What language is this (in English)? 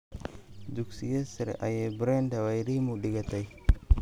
Somali